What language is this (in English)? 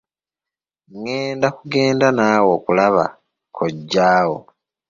Ganda